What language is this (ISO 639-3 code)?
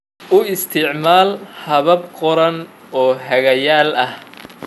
som